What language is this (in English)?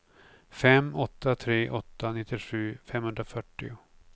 Swedish